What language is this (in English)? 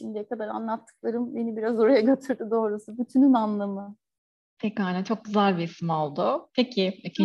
Turkish